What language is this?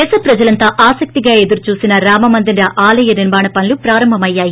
Telugu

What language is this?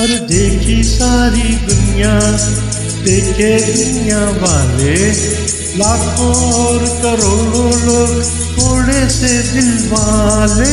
Romanian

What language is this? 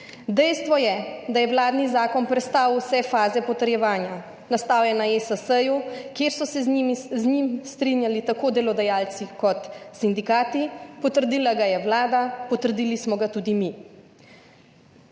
Slovenian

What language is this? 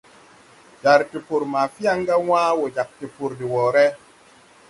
Tupuri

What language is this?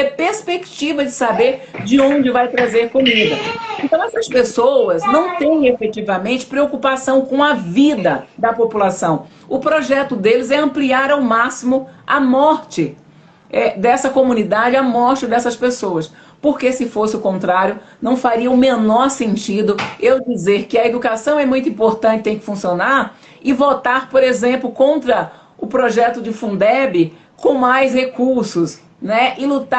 Portuguese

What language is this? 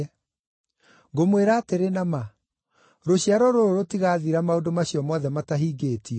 Kikuyu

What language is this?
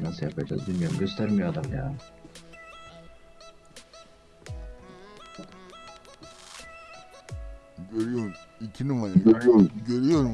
Turkish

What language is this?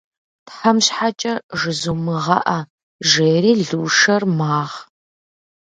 Kabardian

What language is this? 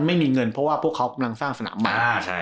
Thai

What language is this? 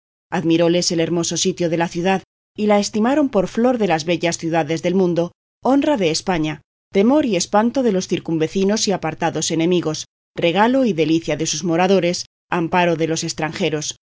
Spanish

